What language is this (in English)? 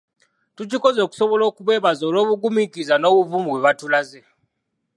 Ganda